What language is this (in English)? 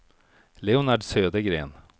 Swedish